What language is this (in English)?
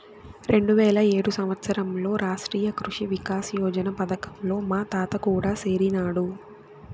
Telugu